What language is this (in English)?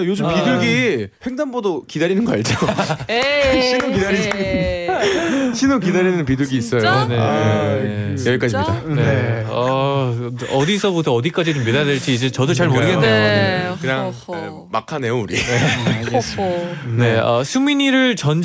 Korean